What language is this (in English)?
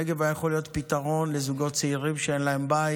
Hebrew